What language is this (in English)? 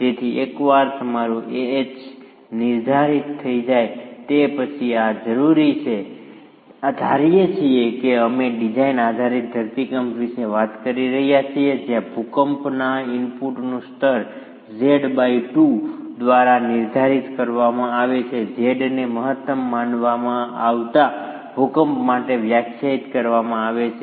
Gujarati